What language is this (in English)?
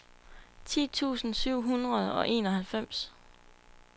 Danish